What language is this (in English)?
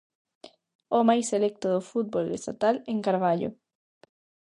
Galician